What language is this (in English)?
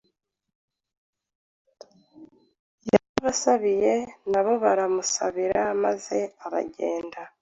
Kinyarwanda